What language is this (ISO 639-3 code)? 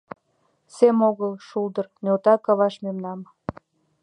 chm